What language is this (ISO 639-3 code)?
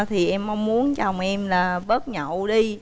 vie